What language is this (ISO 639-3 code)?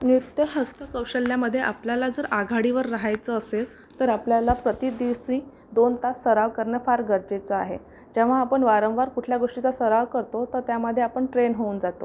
mar